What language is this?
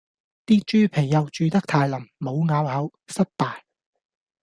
Cantonese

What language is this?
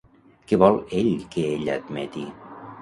Catalan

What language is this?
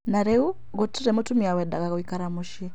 Kikuyu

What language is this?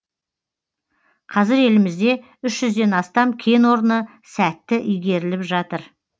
Kazakh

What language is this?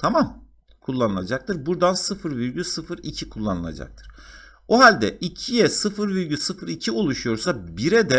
Turkish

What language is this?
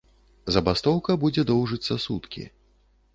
Belarusian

